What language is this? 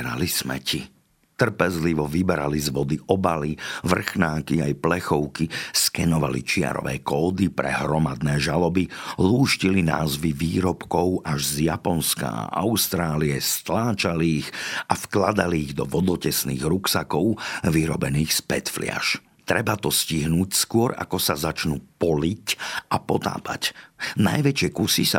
Slovak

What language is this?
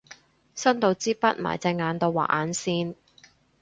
Cantonese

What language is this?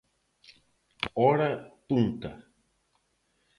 Galician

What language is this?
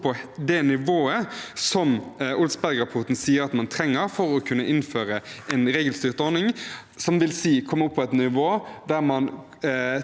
Norwegian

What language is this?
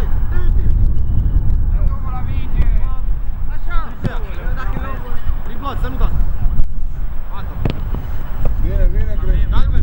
Romanian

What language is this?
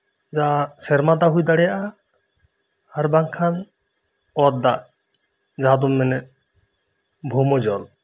Santali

